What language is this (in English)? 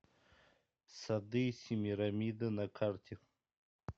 Russian